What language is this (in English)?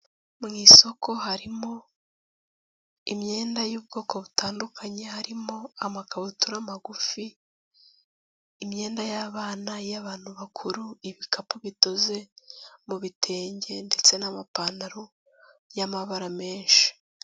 Kinyarwanda